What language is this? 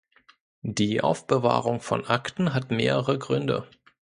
German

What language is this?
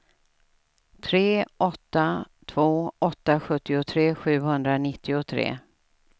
Swedish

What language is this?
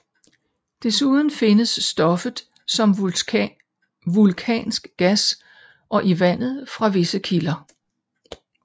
Danish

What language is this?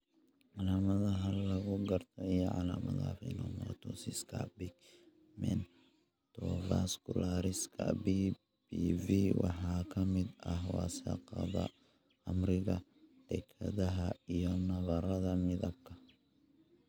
Somali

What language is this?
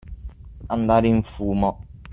Italian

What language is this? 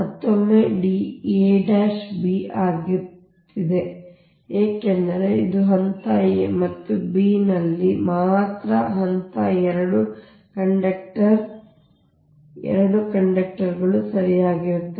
Kannada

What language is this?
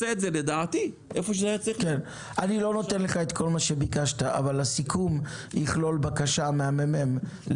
Hebrew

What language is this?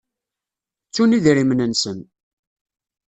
Kabyle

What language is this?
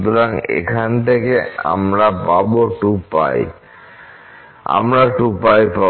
Bangla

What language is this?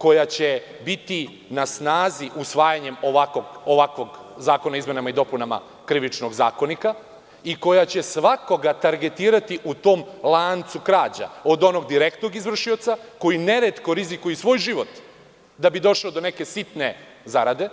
Serbian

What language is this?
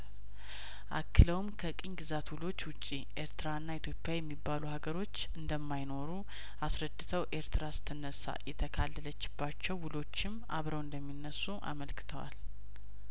Amharic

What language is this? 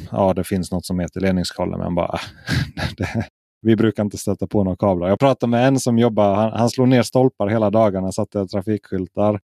Swedish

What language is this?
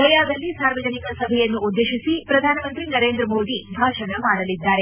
Kannada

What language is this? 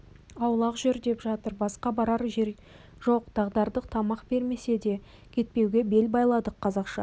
Kazakh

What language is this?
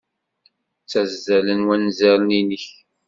Kabyle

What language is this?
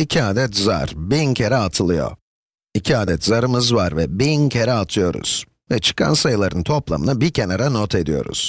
Turkish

